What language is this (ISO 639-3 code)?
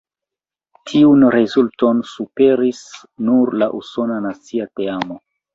epo